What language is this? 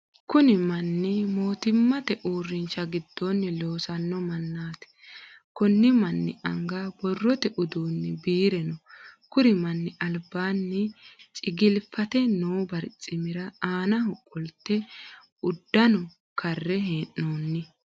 Sidamo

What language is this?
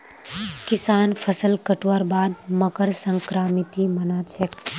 Magahi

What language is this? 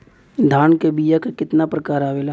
Bhojpuri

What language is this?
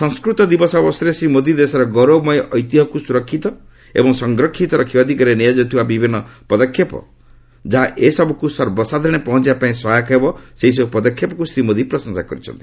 Odia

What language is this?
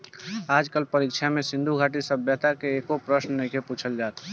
Bhojpuri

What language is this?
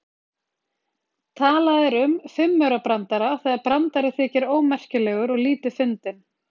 Icelandic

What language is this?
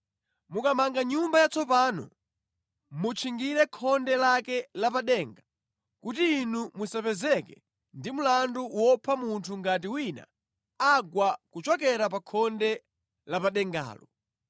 Nyanja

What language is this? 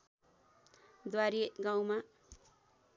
Nepali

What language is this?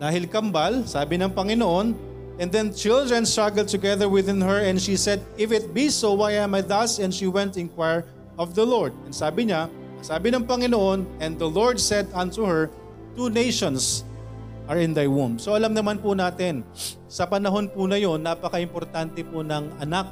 Filipino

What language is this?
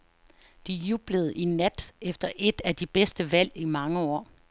Danish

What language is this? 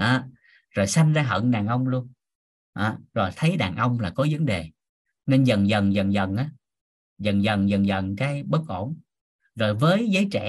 Vietnamese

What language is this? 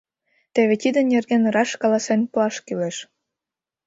Mari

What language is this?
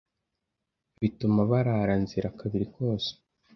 Kinyarwanda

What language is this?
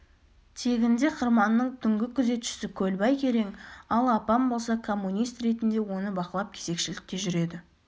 Kazakh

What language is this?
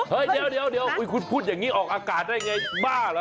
Thai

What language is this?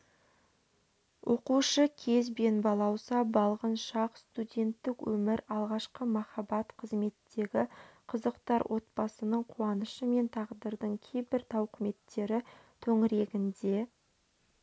Kazakh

